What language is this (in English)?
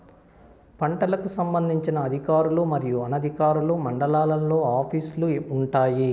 Telugu